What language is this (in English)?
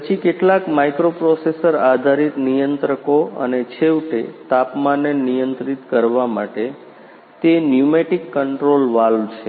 Gujarati